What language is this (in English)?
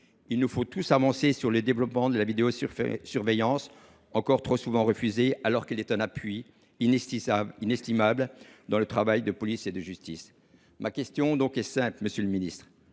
French